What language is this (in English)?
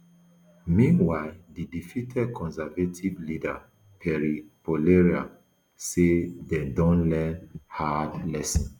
Nigerian Pidgin